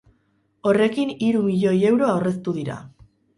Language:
Basque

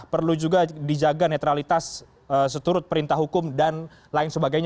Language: Indonesian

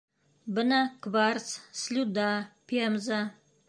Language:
Bashkir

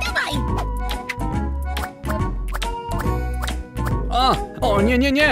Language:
Polish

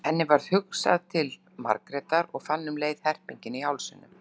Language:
Icelandic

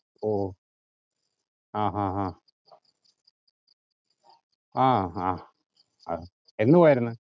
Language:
Malayalam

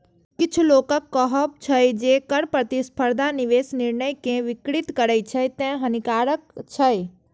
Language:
Maithili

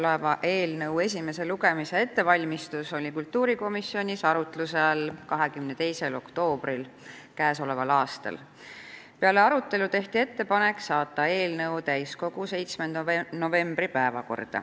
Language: Estonian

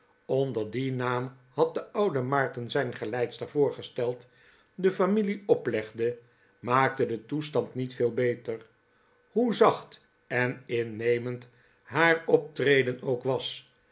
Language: Dutch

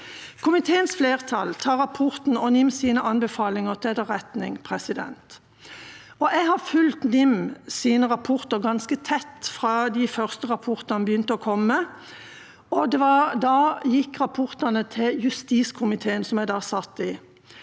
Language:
Norwegian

